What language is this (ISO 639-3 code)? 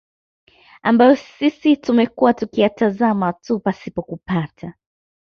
swa